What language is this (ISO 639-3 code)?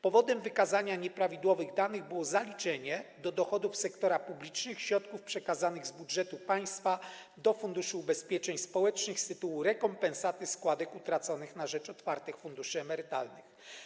pol